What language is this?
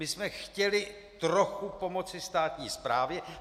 Czech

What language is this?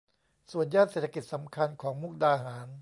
Thai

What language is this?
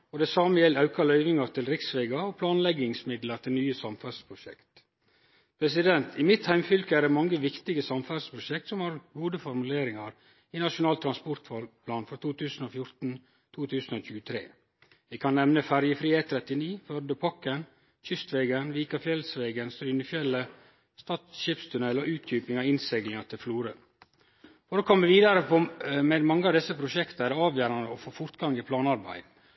Norwegian Nynorsk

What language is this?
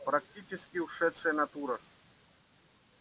Russian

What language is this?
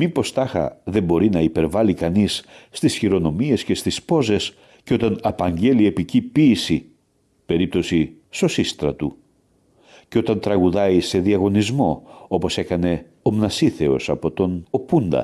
Greek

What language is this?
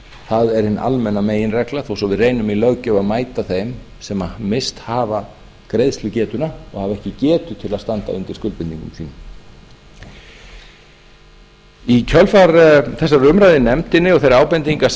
Icelandic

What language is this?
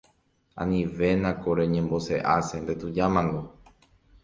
Guarani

